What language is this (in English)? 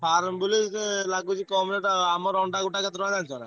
Odia